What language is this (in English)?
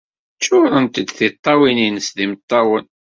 Kabyle